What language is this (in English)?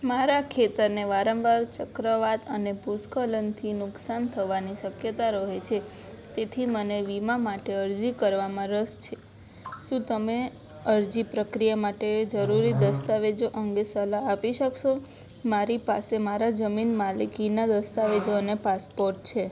Gujarati